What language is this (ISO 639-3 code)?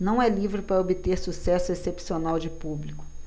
por